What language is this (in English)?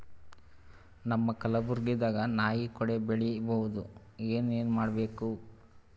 Kannada